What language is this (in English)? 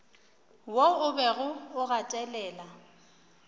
Northern Sotho